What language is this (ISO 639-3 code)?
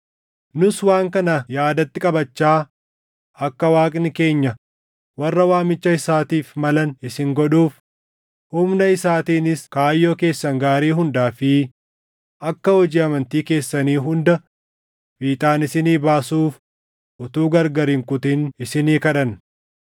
orm